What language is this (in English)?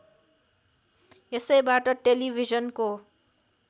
Nepali